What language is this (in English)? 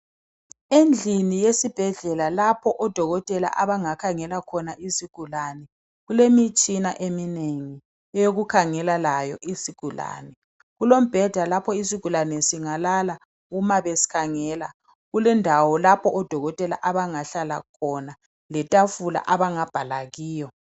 North Ndebele